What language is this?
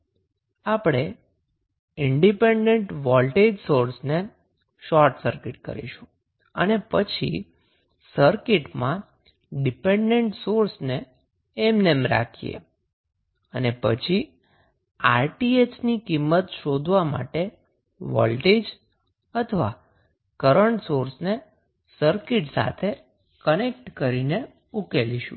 Gujarati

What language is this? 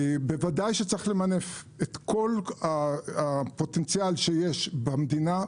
Hebrew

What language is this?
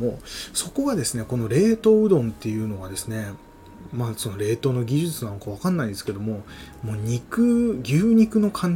Japanese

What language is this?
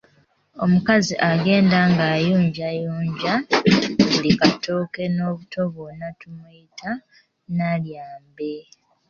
Ganda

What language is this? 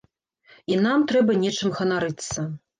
Belarusian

